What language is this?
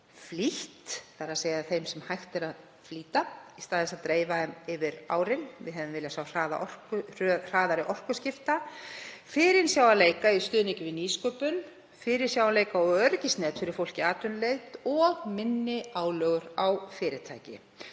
Icelandic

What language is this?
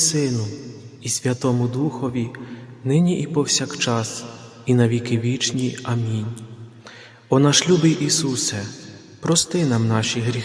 Ukrainian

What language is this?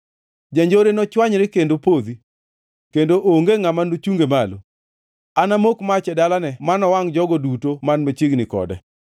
Luo (Kenya and Tanzania)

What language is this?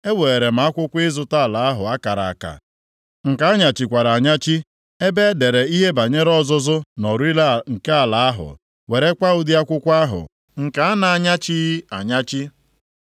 Igbo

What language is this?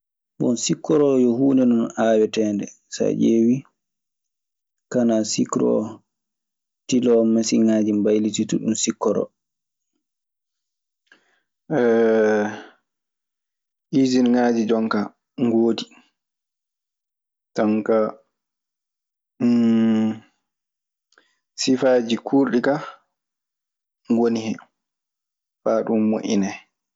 Maasina Fulfulde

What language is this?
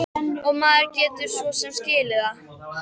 Icelandic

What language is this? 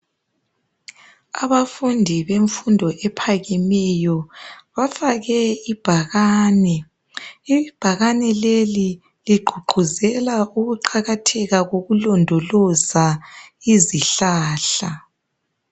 North Ndebele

